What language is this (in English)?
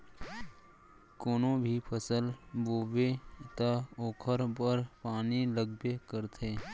Chhattisgarhi